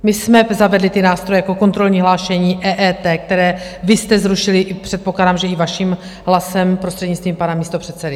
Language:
Czech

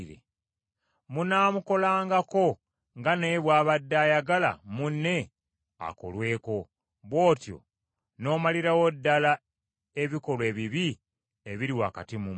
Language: Ganda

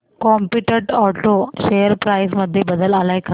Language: Marathi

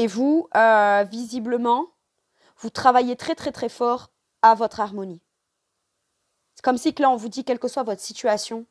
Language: French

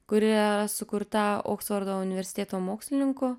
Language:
Lithuanian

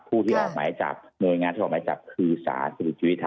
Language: Thai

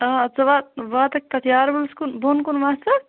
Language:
Kashmiri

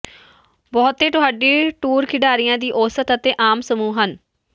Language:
Punjabi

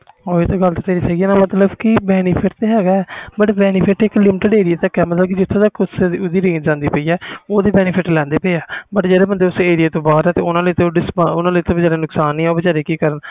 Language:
Punjabi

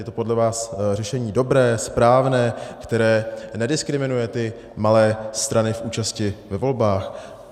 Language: Czech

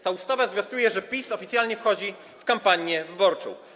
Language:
Polish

